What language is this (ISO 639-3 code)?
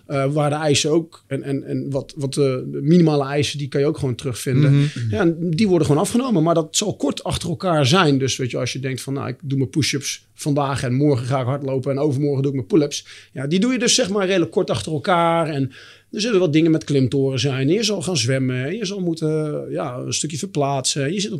nld